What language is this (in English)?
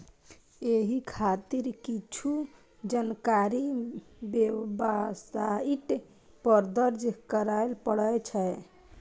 Maithili